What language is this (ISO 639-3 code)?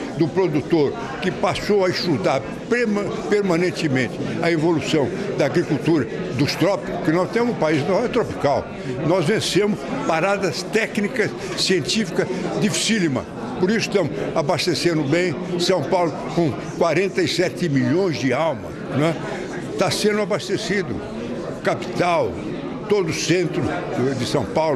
por